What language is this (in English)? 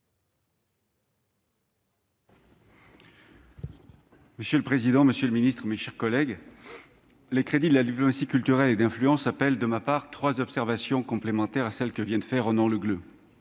French